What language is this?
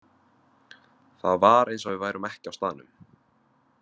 Icelandic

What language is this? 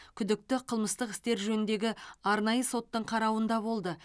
Kazakh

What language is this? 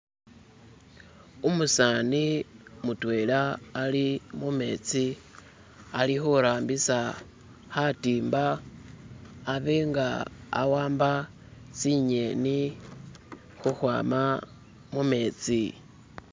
Masaaba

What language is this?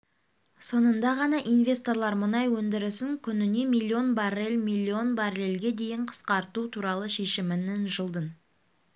Kazakh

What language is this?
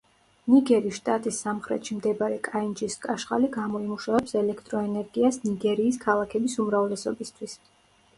Georgian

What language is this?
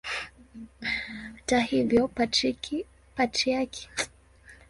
Swahili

